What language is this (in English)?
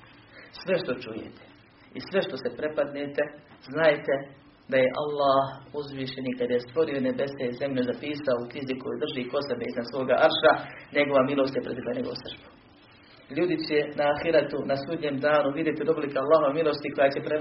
Croatian